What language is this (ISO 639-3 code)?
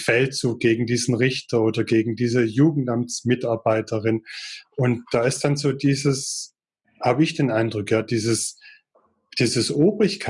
deu